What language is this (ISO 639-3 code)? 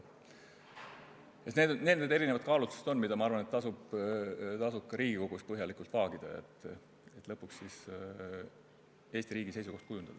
est